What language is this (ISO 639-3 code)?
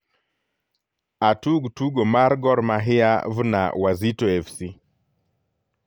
luo